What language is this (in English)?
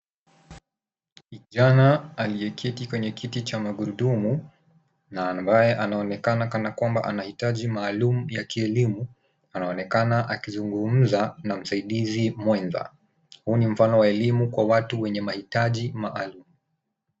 Swahili